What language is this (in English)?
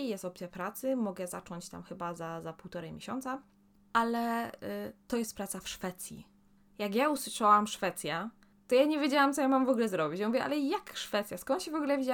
Polish